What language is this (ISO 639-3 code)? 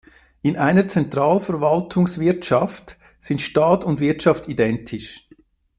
deu